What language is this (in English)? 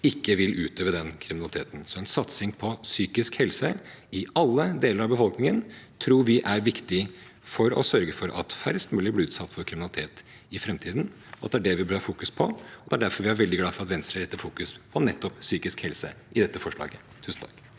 Norwegian